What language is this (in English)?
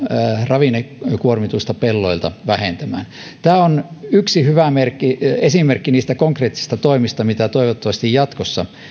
Finnish